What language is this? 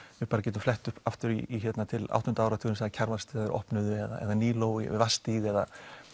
Icelandic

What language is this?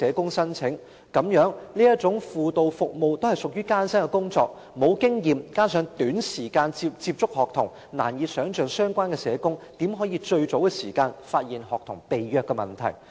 Cantonese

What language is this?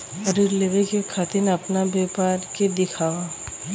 Bhojpuri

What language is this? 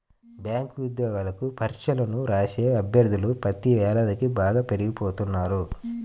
Telugu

